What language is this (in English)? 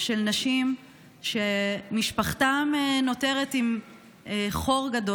Hebrew